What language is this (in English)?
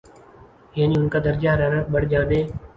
Urdu